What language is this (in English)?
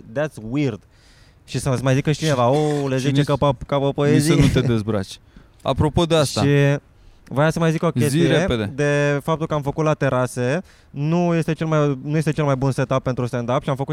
Romanian